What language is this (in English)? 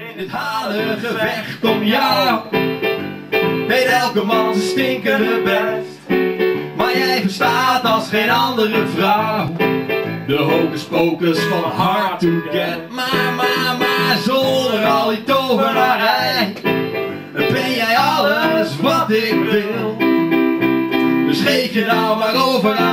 Dutch